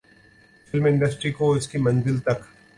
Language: Urdu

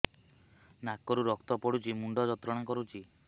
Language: Odia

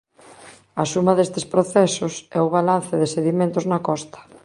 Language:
Galician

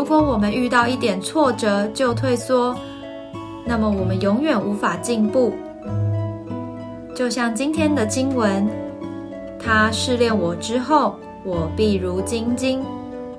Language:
Chinese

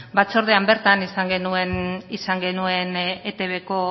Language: Basque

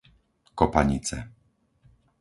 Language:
Slovak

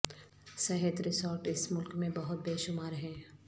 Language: Urdu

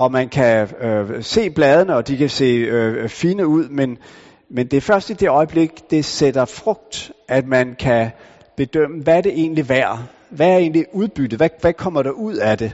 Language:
Danish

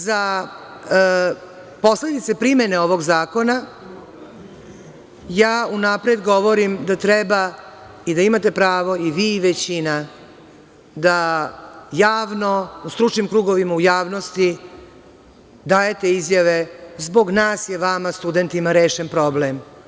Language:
Serbian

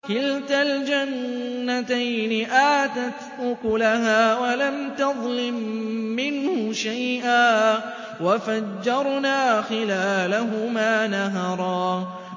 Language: Arabic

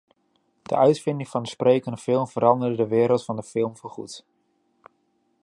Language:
Dutch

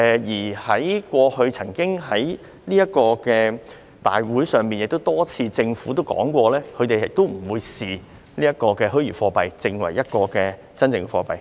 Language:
Cantonese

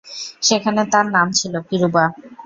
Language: Bangla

